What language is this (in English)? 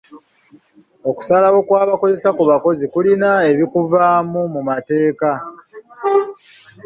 Ganda